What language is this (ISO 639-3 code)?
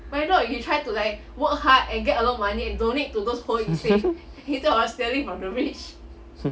eng